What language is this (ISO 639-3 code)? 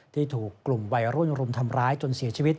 tha